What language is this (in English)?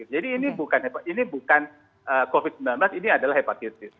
Indonesian